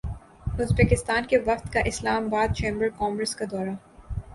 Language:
Urdu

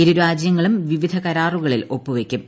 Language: Malayalam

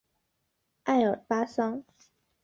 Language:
Chinese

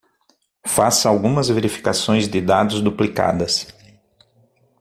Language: Portuguese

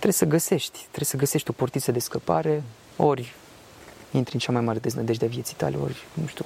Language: Romanian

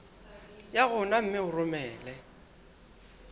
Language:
Southern Sotho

